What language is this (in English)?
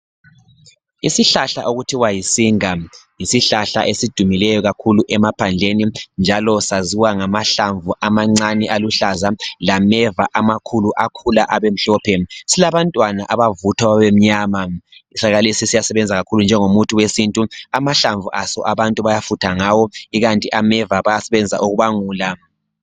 North Ndebele